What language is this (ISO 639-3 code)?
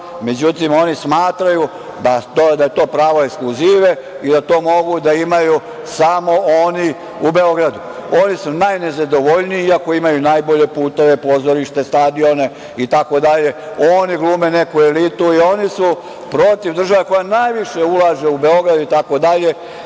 srp